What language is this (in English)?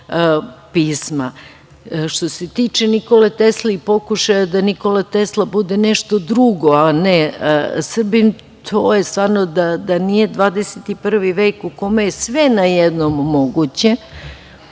Serbian